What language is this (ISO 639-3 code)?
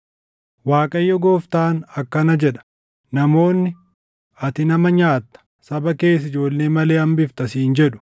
orm